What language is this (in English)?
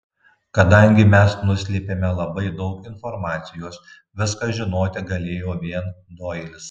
Lithuanian